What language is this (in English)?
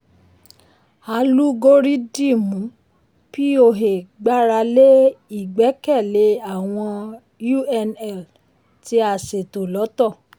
Yoruba